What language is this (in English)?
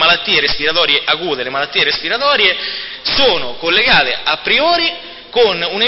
Italian